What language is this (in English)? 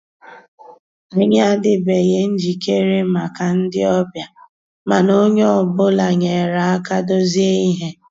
Igbo